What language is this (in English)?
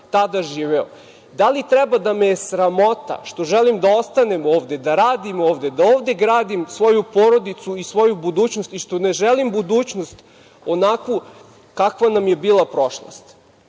Serbian